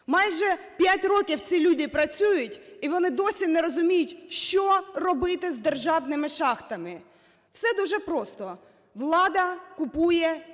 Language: Ukrainian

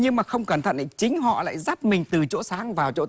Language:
Vietnamese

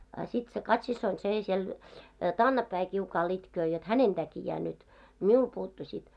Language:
Finnish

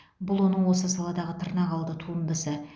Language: Kazakh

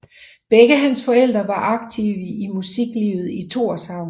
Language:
Danish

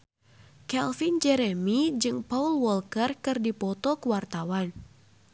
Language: Sundanese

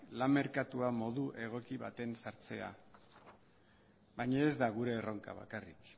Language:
Basque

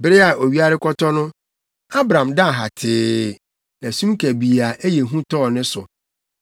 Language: Akan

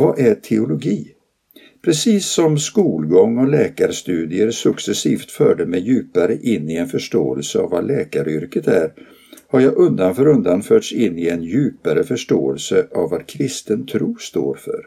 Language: Swedish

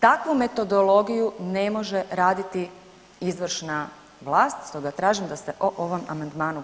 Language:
Croatian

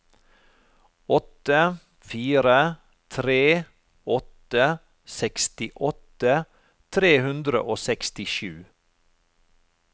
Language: Norwegian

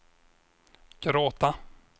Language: Swedish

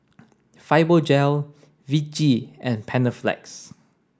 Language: English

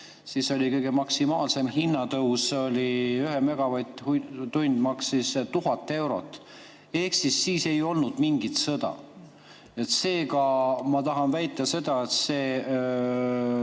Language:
Estonian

